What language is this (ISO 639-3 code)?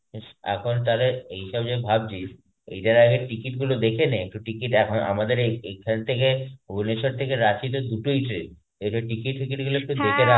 ben